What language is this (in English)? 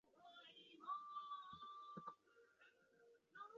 Chinese